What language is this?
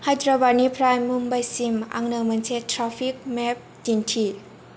Bodo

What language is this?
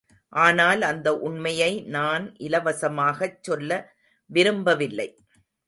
Tamil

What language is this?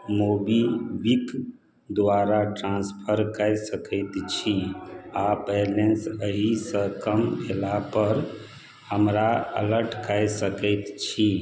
Maithili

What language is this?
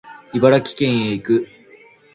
Japanese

